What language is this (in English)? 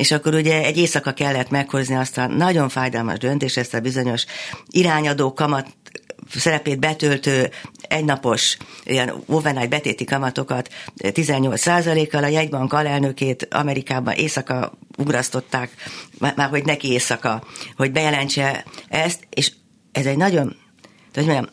Hungarian